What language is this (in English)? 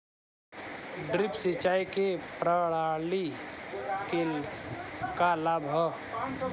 Bhojpuri